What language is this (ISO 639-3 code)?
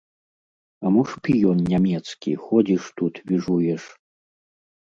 bel